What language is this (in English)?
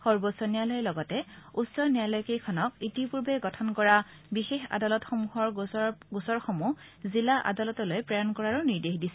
Assamese